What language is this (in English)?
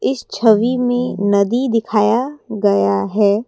Hindi